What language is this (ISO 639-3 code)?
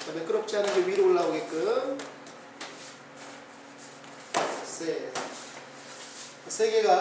kor